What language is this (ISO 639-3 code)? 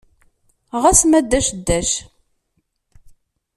kab